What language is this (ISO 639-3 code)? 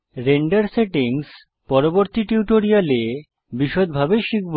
ben